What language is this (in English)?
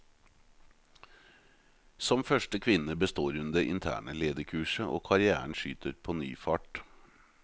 Norwegian